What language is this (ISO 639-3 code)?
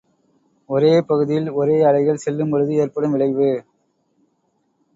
tam